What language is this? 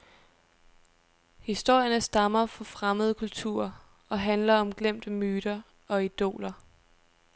Danish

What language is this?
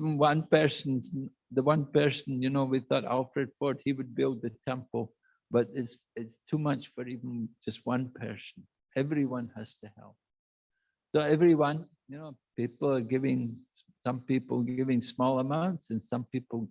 English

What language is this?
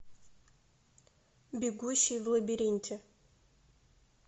Russian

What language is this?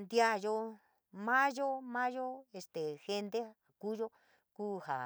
San Miguel El Grande Mixtec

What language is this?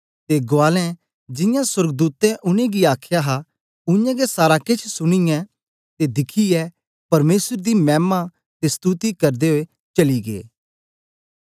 Dogri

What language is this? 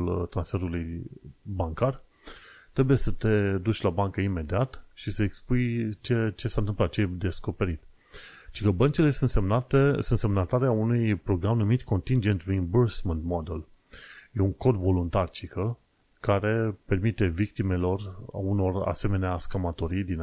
Romanian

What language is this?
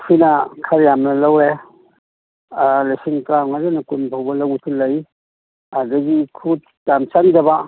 Manipuri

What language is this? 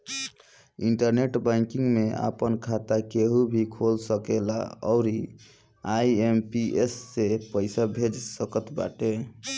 Bhojpuri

